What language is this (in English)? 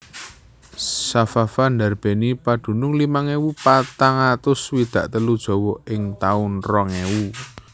Javanese